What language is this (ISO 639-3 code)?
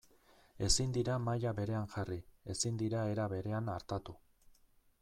eus